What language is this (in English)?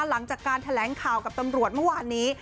Thai